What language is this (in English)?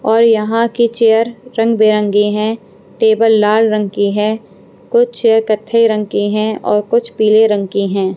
Hindi